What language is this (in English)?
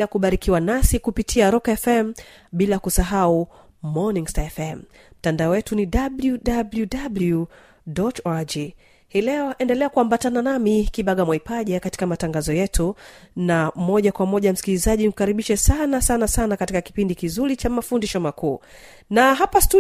Swahili